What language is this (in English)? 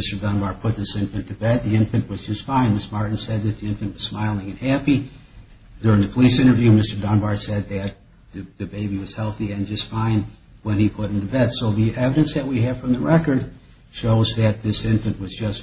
English